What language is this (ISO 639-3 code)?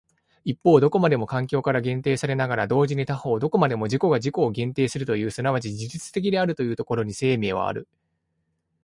jpn